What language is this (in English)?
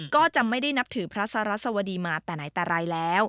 Thai